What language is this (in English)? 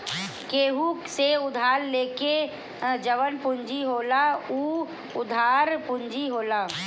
Bhojpuri